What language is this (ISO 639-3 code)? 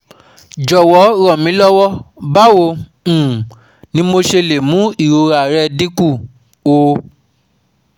yor